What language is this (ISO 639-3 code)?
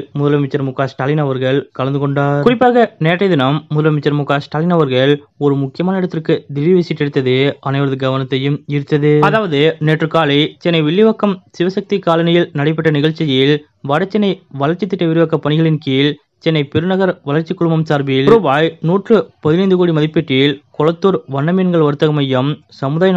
tam